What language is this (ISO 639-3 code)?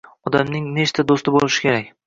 uzb